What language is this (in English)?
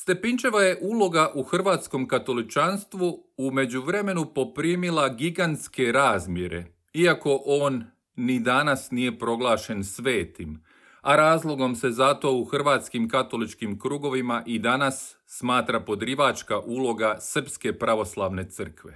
Croatian